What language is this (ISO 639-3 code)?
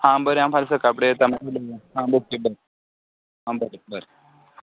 kok